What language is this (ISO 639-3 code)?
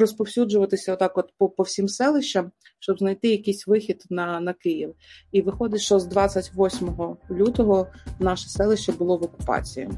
ukr